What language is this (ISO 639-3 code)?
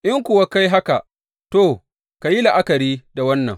hau